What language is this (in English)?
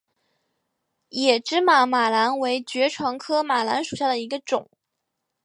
Chinese